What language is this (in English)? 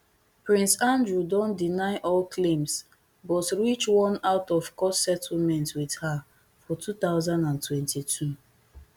Nigerian Pidgin